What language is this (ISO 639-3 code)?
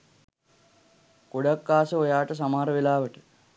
sin